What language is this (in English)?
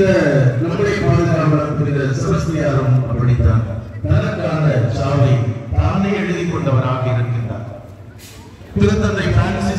Arabic